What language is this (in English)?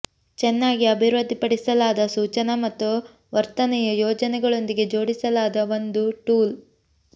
Kannada